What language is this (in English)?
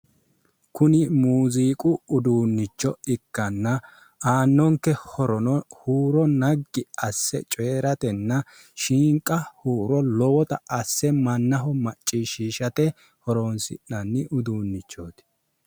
Sidamo